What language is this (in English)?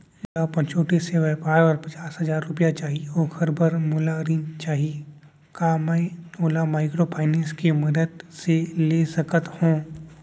Chhattisgarhi